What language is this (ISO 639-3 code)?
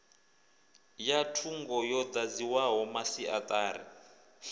ven